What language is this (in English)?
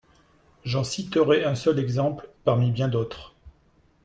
French